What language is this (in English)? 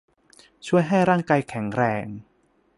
Thai